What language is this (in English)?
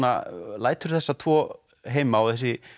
Icelandic